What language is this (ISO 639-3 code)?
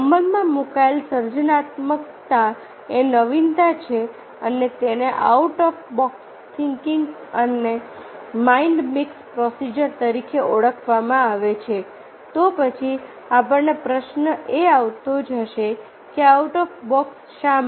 guj